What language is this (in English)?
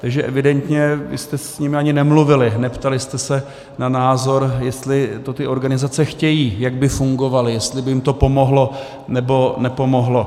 Czech